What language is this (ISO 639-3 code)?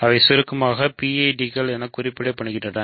tam